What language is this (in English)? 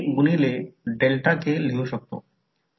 Marathi